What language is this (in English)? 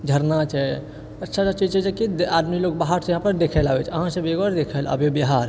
Maithili